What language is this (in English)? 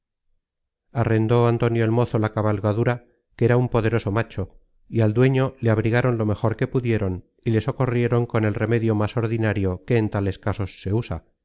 Spanish